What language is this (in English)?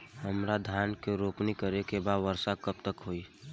Bhojpuri